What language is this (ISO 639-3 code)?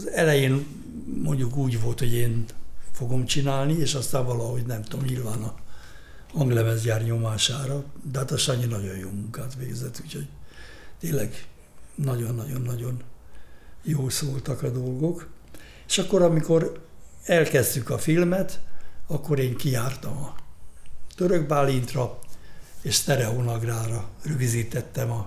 hun